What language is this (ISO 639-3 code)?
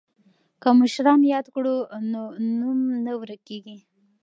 pus